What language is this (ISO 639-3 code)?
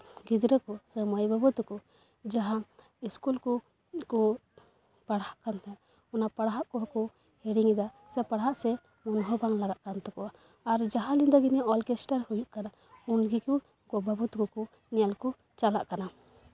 sat